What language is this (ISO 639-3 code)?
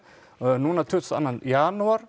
isl